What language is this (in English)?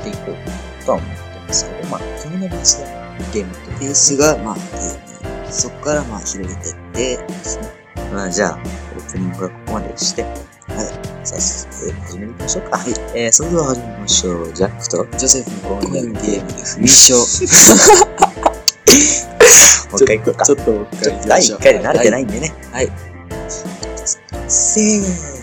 Japanese